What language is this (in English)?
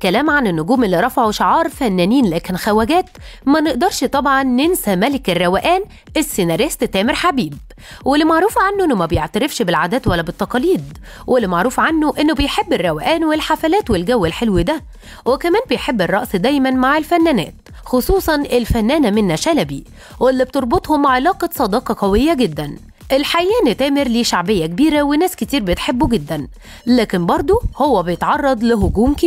Arabic